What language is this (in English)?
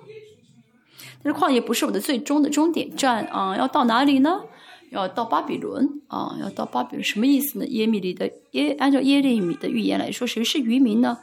Chinese